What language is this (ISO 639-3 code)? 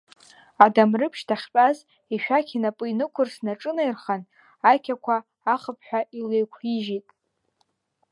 abk